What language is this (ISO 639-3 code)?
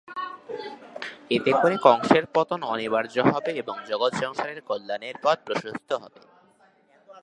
ben